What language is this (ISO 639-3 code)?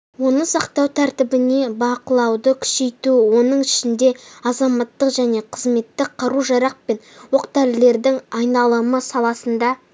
kaz